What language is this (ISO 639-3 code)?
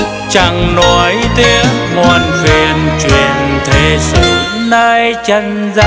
vie